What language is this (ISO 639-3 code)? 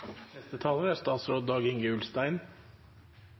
nno